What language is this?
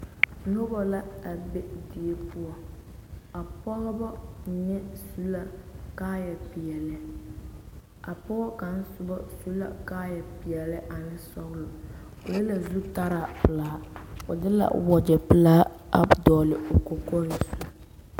Southern Dagaare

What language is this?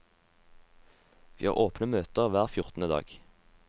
Norwegian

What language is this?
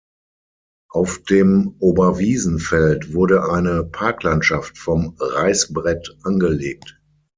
German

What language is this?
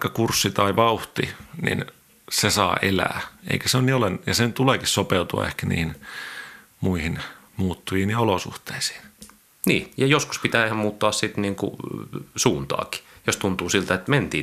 Finnish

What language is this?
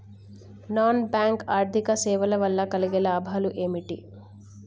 Telugu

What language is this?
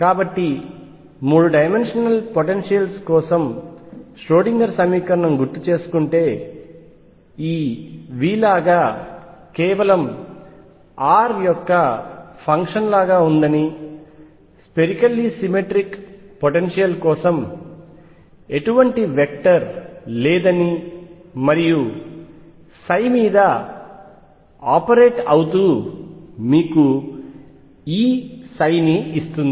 Telugu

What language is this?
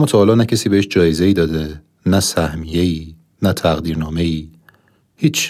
Persian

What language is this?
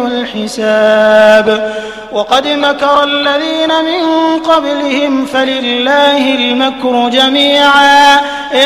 Arabic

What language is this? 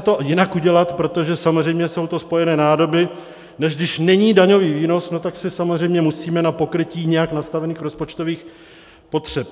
Czech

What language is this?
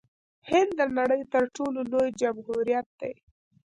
Pashto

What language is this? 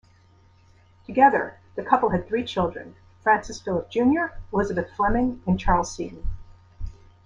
English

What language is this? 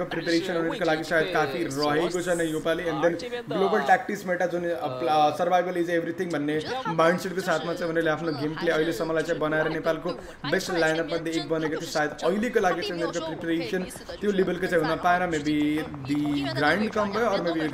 Hindi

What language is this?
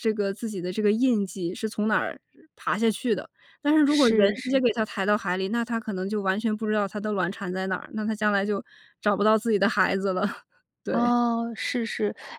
Chinese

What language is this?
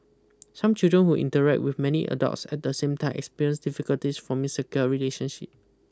English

